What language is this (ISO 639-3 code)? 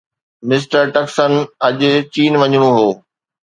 snd